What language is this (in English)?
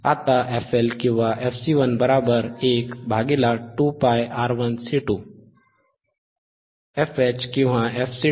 Marathi